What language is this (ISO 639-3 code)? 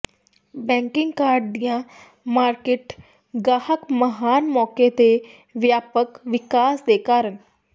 pan